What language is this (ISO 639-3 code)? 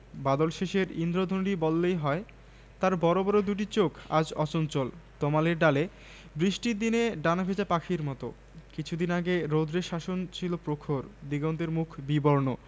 ben